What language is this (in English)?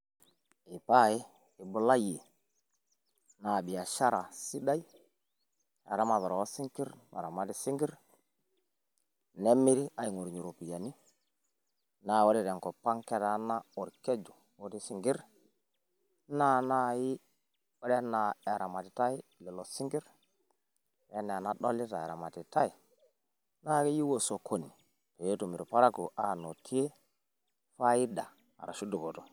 Masai